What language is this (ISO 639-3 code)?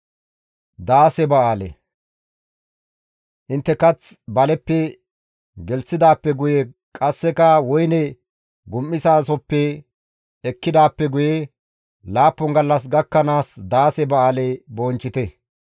gmv